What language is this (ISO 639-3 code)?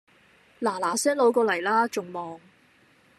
yue